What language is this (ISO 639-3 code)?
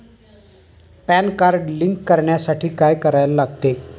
mar